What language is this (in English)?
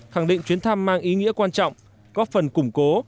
Vietnamese